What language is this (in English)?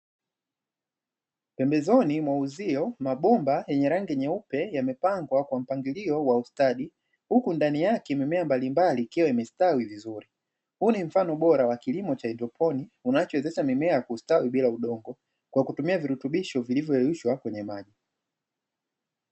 Swahili